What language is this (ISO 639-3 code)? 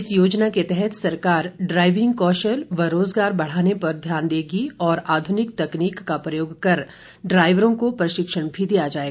hin